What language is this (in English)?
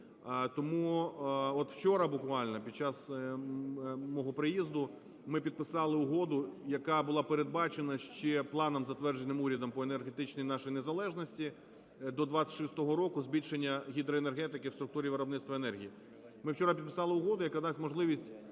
Ukrainian